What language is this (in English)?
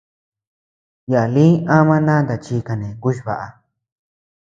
Tepeuxila Cuicatec